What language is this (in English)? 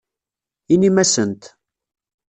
Kabyle